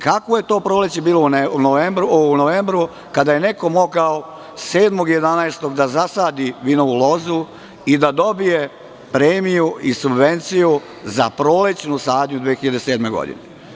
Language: Serbian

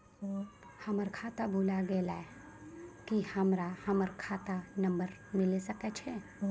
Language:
Maithili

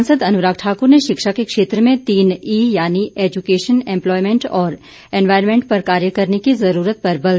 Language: Hindi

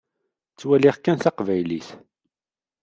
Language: Kabyle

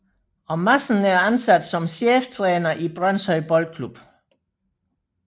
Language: Danish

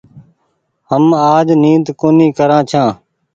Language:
Goaria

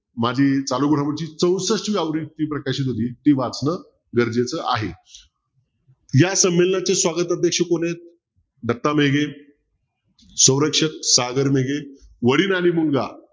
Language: Marathi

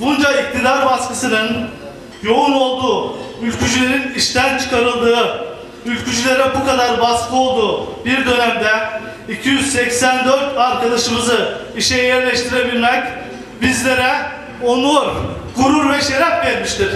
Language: Turkish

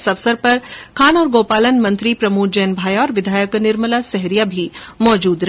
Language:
Hindi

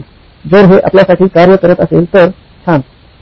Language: Marathi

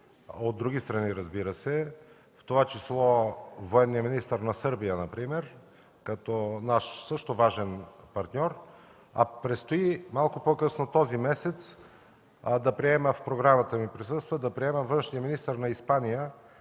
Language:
Bulgarian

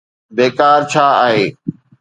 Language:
Sindhi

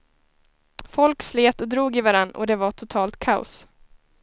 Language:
Swedish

